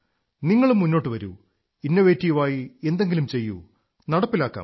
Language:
Malayalam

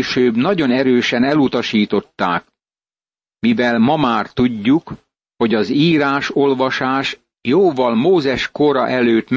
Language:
Hungarian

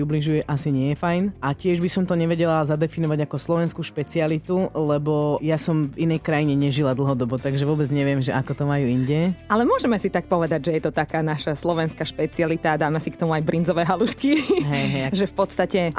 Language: Slovak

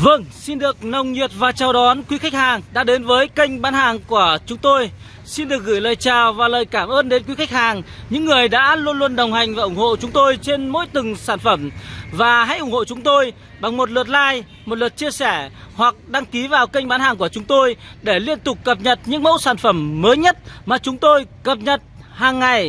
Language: Vietnamese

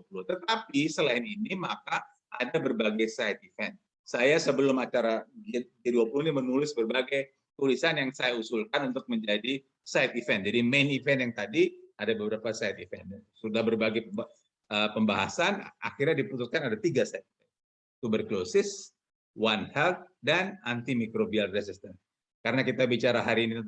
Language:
Indonesian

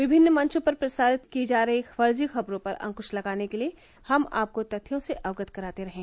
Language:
Hindi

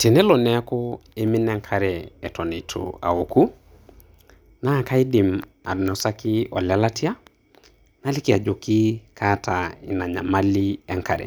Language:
Masai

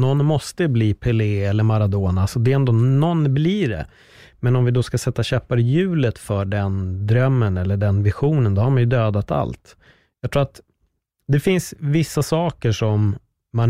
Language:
Swedish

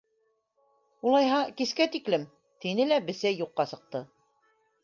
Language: Bashkir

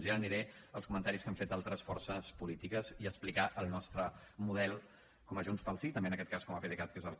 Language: Catalan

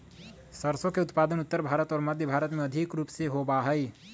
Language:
Magahi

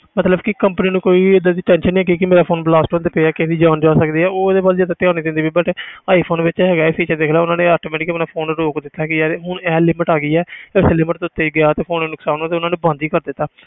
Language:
Punjabi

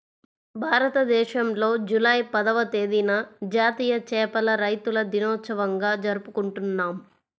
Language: Telugu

